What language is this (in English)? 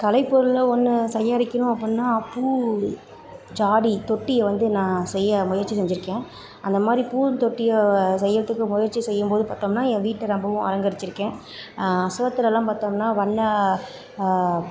Tamil